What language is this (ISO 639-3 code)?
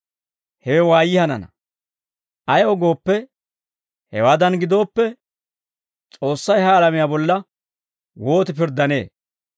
dwr